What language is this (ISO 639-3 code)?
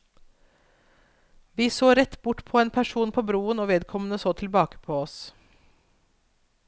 nor